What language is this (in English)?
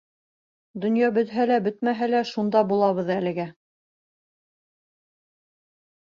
Bashkir